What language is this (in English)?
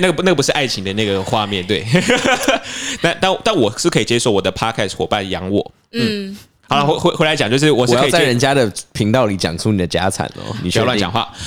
Chinese